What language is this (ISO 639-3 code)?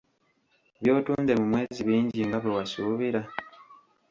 lug